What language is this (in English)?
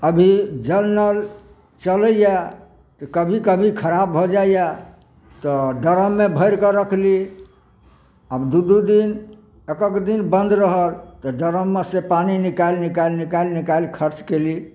Maithili